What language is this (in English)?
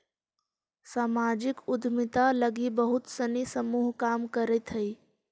Magahi